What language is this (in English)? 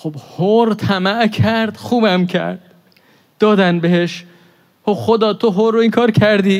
Persian